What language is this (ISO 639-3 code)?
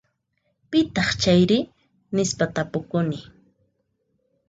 qxp